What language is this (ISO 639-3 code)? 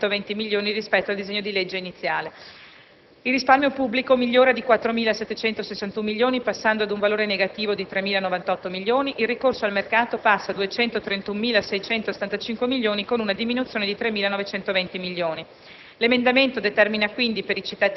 ita